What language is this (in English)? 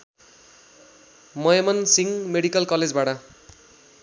Nepali